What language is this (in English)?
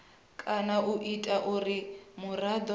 Venda